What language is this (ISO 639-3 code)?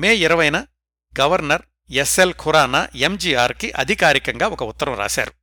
tel